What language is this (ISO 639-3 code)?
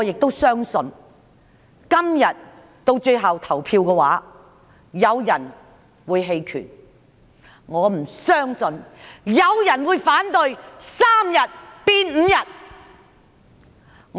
yue